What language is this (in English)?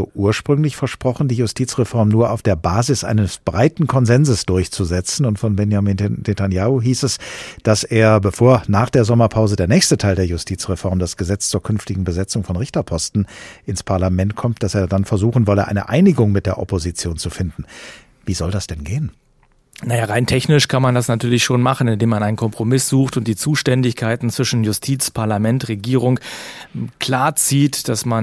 German